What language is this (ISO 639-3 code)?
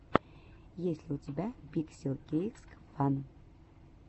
rus